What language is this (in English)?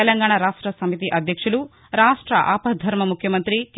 Telugu